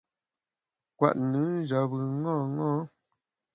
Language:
Bamun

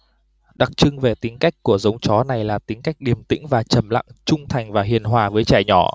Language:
Vietnamese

